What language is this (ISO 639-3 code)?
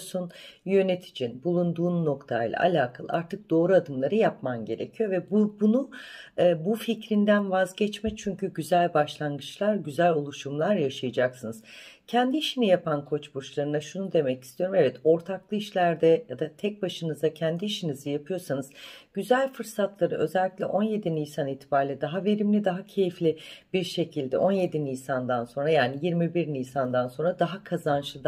tur